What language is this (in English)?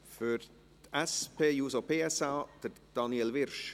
Swiss German